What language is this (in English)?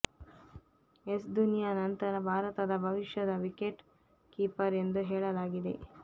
Kannada